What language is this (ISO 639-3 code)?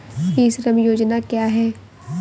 hin